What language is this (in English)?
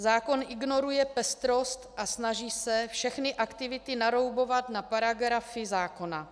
Czech